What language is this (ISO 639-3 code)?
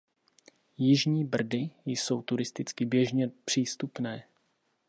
ces